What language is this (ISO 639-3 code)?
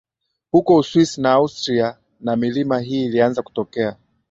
swa